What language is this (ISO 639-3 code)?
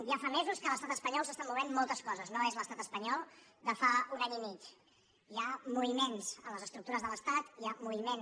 cat